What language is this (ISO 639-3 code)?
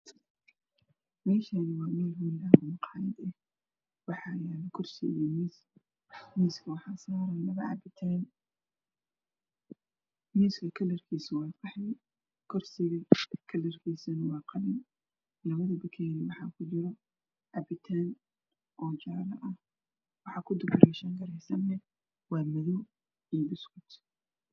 som